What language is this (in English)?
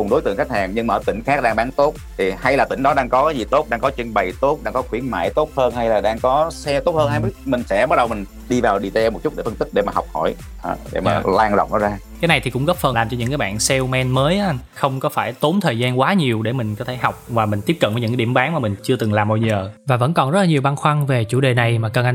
Vietnamese